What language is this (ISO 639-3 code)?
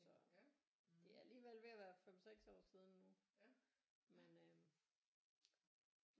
dan